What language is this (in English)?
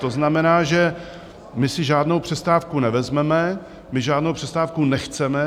Czech